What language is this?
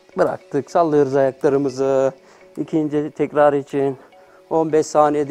Turkish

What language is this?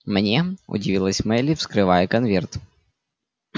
Russian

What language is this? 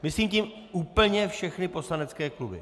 Czech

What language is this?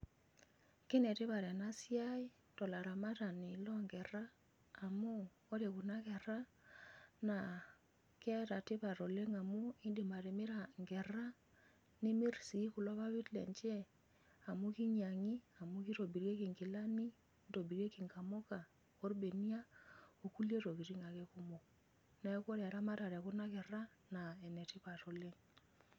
Masai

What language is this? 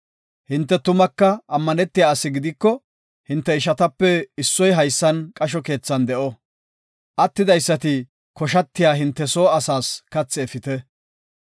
Gofa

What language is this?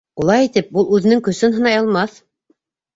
Bashkir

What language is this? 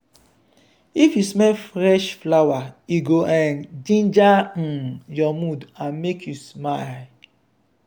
Nigerian Pidgin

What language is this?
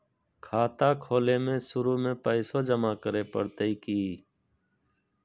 Magahi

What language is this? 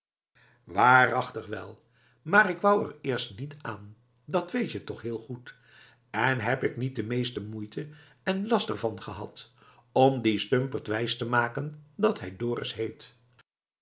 Dutch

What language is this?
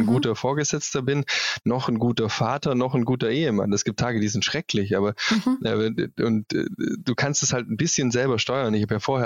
German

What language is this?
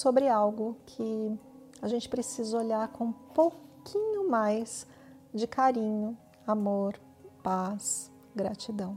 Portuguese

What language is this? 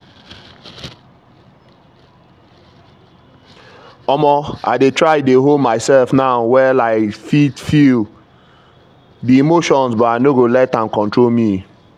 Nigerian Pidgin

